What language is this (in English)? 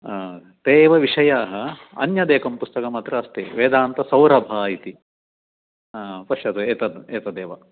Sanskrit